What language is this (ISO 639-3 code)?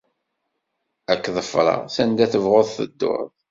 kab